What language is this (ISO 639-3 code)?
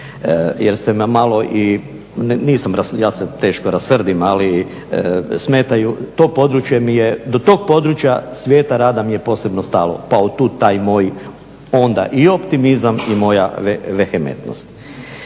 hrv